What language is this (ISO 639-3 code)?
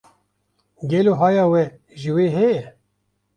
kur